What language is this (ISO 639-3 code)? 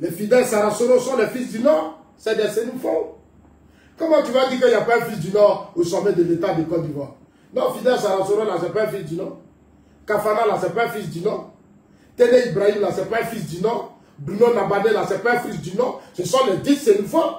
fra